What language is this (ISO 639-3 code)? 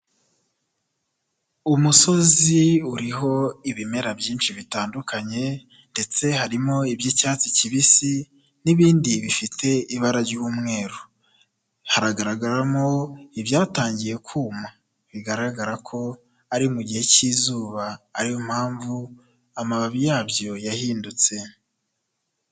kin